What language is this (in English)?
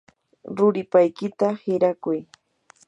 Yanahuanca Pasco Quechua